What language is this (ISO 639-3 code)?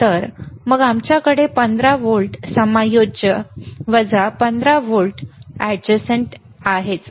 mar